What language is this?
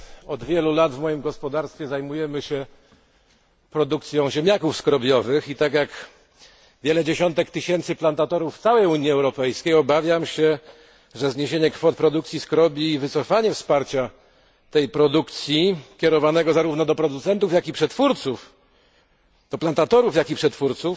Polish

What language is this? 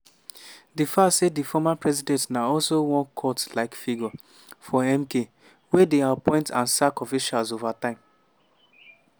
Nigerian Pidgin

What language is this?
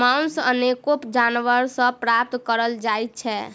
Maithili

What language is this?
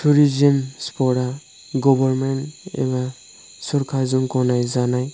Bodo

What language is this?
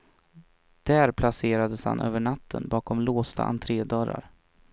Swedish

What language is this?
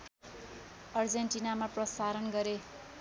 Nepali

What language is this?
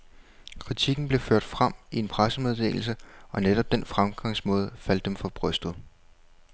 Danish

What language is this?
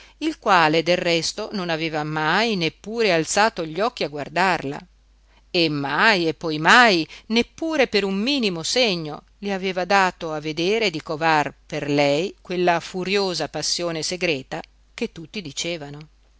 Italian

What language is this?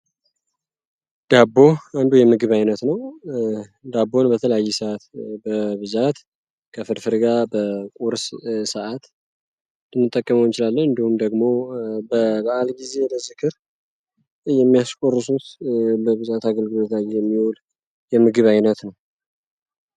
Amharic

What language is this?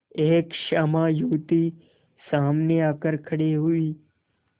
Hindi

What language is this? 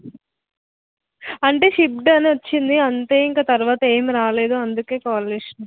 Telugu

